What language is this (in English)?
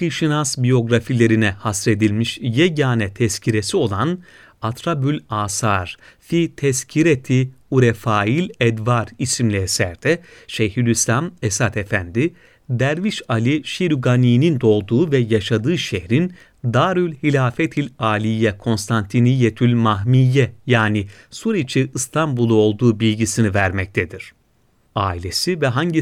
Turkish